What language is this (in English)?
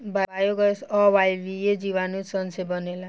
Bhojpuri